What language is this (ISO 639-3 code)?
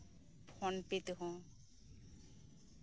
sat